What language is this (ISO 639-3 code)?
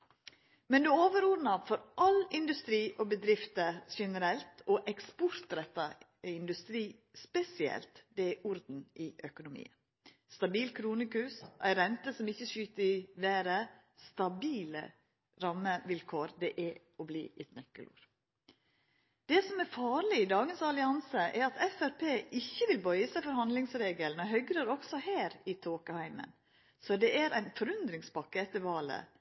nno